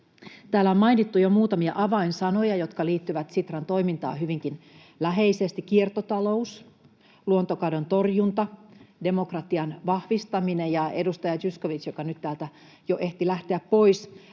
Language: Finnish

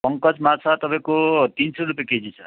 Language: Nepali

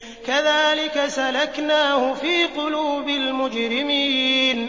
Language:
Arabic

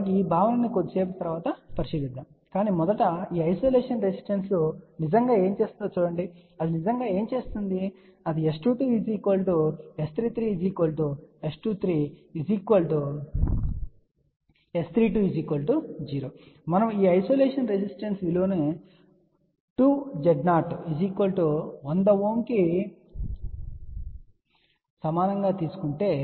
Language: Telugu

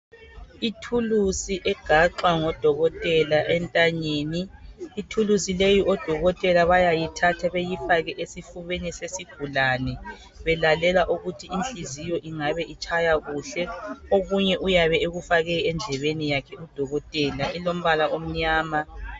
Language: North Ndebele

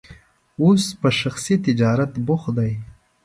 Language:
Pashto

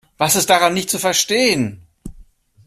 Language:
German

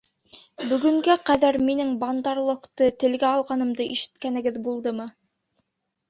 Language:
Bashkir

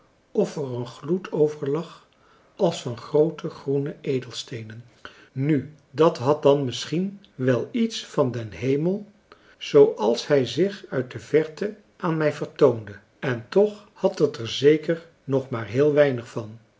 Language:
Dutch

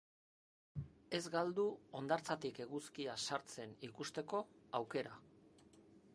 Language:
Basque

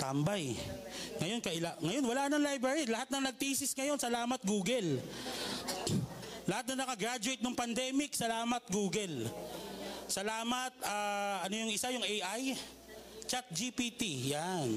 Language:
Filipino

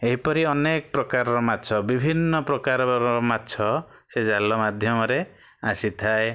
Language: Odia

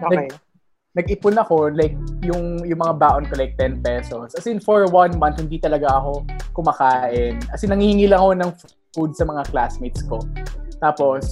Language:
Filipino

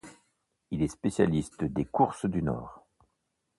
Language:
French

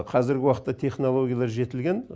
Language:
Kazakh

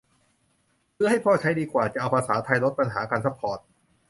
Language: Thai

